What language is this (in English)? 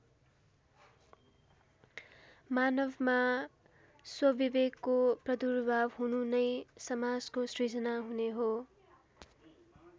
Nepali